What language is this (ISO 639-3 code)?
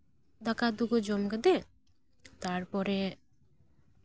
sat